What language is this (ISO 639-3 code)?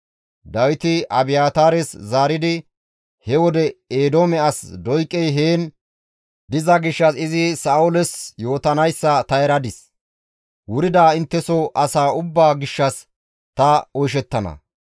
gmv